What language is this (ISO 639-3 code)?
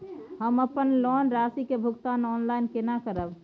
mai